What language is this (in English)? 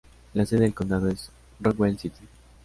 Spanish